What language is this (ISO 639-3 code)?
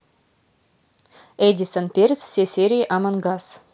rus